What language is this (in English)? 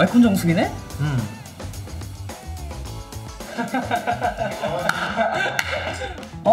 Korean